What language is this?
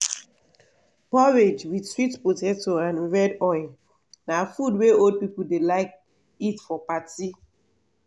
Nigerian Pidgin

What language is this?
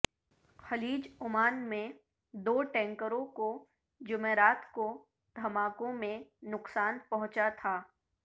Urdu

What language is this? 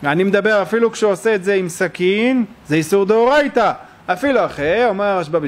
Hebrew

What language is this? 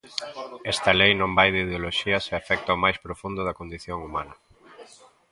Galician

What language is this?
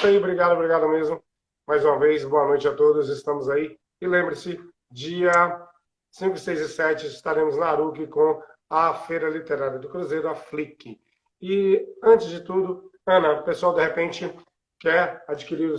Portuguese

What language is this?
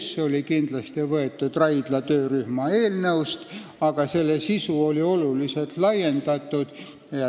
Estonian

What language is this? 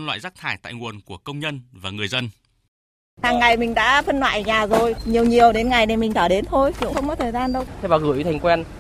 Vietnamese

